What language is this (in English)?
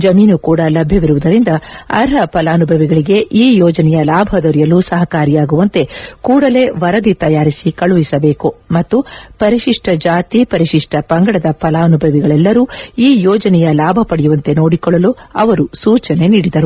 Kannada